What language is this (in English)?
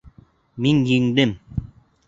Bashkir